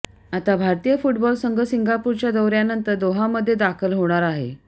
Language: Marathi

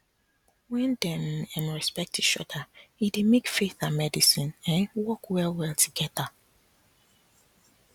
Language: Nigerian Pidgin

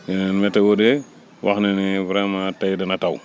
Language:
Wolof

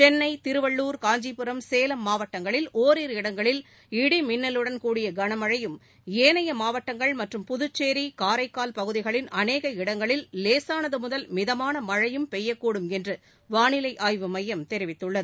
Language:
Tamil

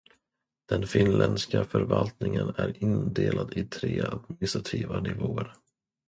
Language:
Swedish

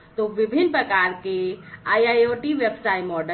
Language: Hindi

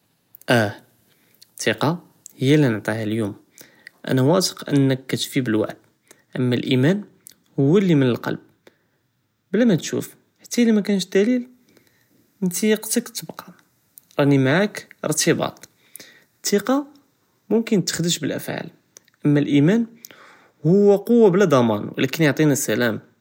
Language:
Judeo-Arabic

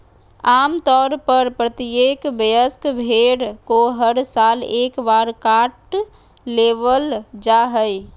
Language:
Magahi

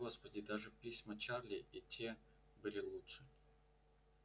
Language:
Russian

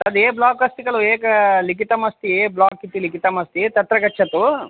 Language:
Sanskrit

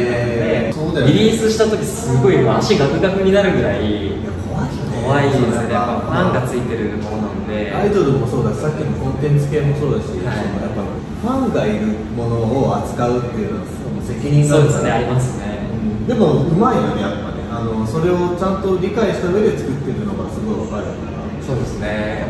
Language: Japanese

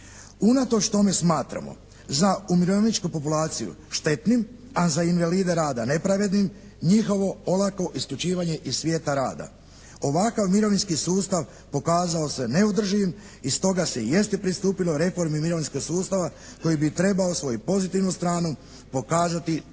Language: Croatian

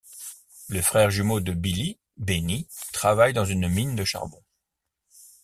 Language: French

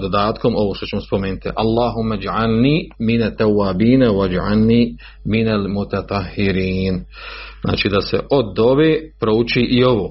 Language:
Croatian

